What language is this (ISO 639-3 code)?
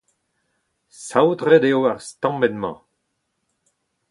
bre